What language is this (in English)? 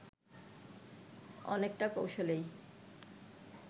Bangla